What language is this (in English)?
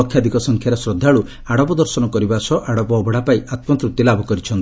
Odia